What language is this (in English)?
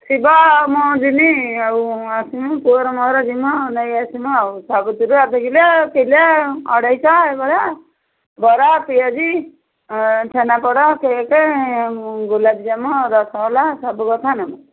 Odia